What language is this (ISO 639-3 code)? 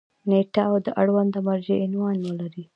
pus